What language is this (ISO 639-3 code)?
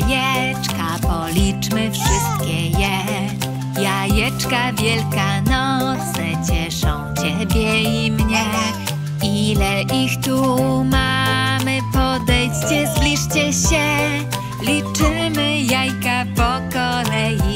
pol